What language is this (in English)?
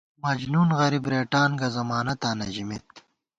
Gawar-Bati